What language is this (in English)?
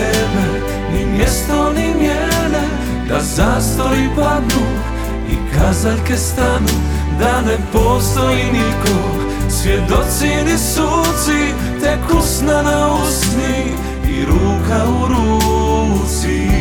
Croatian